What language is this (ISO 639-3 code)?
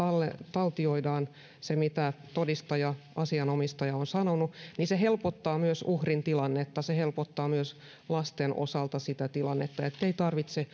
fin